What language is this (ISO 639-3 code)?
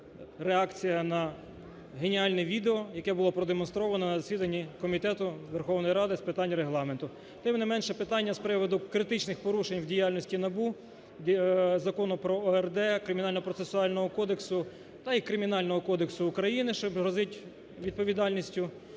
ukr